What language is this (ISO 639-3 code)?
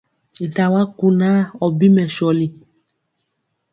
mcx